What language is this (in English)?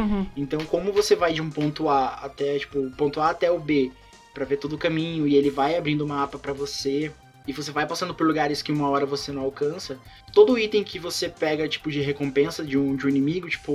Portuguese